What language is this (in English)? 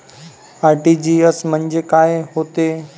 Marathi